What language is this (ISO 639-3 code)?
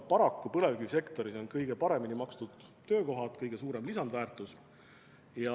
est